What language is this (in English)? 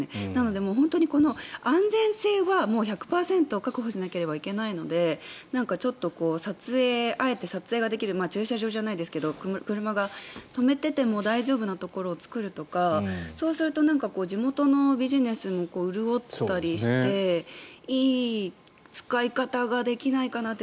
Japanese